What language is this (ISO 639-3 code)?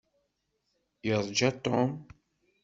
kab